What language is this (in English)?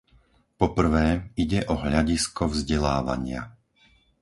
Slovak